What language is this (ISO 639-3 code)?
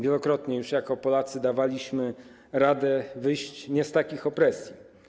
pol